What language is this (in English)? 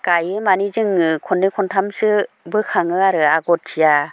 Bodo